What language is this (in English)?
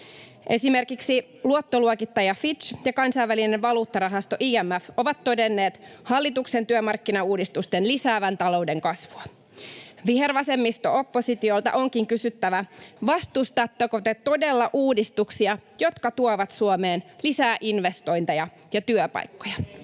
Finnish